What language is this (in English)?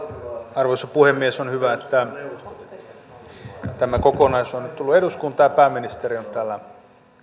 Finnish